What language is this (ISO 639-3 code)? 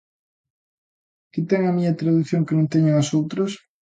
glg